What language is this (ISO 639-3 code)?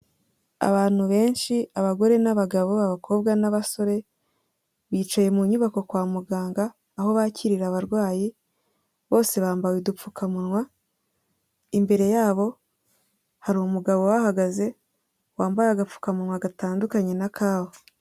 kin